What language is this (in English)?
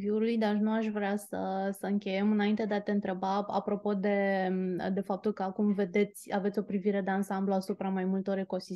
Romanian